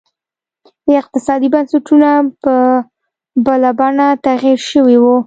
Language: Pashto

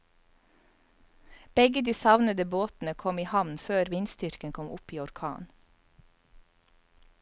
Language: Norwegian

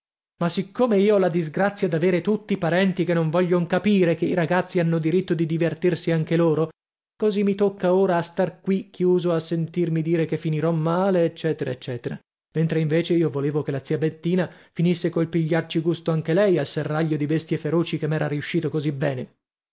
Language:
Italian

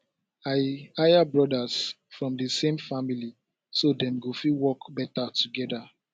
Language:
Nigerian Pidgin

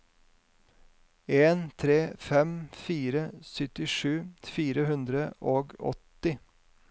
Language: Norwegian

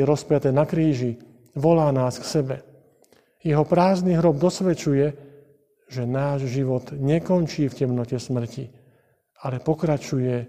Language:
Slovak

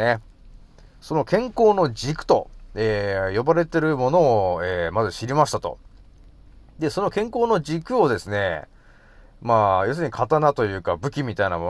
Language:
Japanese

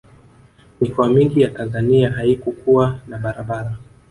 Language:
Swahili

